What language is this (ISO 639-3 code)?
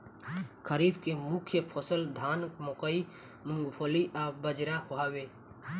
bho